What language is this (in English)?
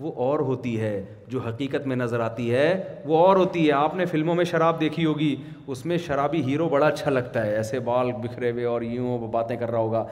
Urdu